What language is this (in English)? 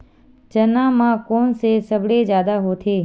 Chhattisgarhi